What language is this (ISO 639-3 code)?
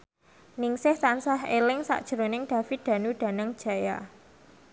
jav